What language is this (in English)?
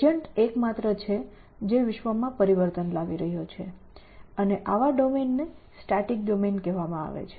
Gujarati